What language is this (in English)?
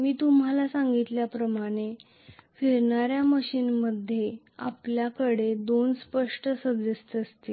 Marathi